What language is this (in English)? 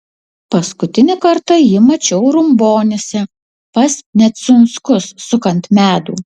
Lithuanian